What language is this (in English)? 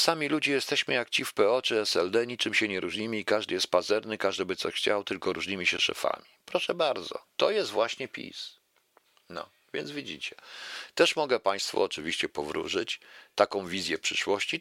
Polish